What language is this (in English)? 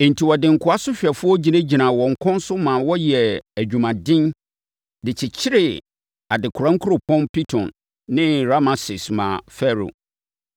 Akan